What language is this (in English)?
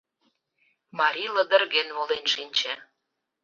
Mari